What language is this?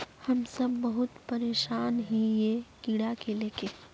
Magahi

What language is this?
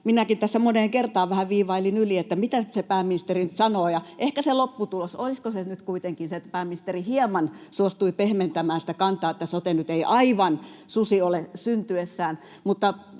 Finnish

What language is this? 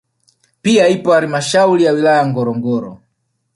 Swahili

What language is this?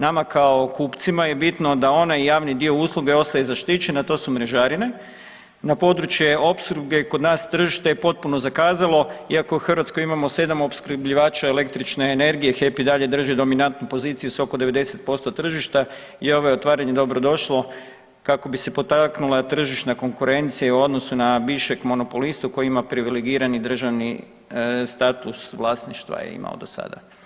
Croatian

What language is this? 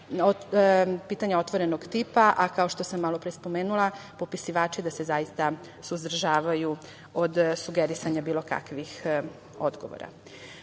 Serbian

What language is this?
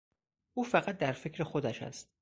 Persian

